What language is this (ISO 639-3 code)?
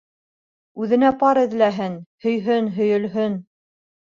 bak